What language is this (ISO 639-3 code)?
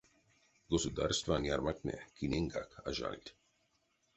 myv